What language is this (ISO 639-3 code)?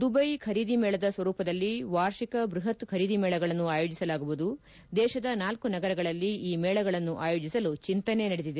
kan